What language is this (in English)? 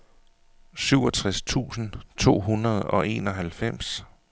Danish